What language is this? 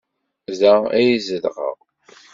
Kabyle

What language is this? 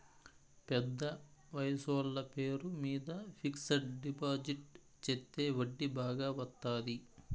Telugu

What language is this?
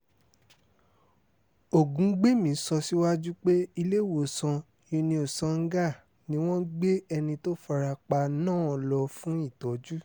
Yoruba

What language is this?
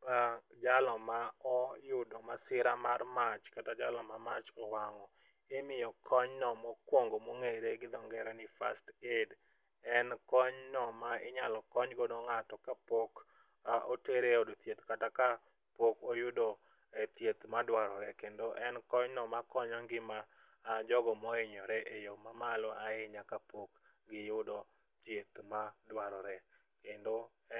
Luo (Kenya and Tanzania)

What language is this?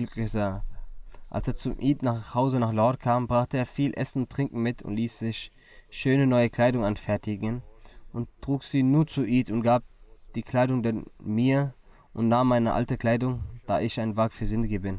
German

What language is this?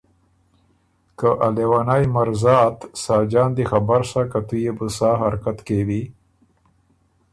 Ormuri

